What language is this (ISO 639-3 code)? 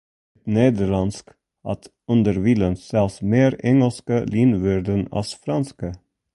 fry